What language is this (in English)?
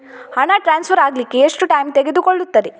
Kannada